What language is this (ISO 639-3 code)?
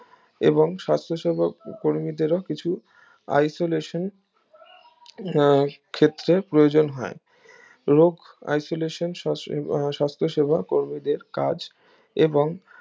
ben